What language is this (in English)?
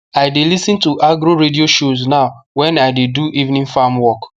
Nigerian Pidgin